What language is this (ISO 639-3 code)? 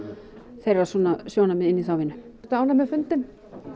isl